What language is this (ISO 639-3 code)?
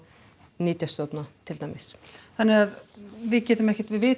isl